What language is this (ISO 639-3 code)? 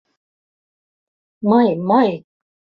chm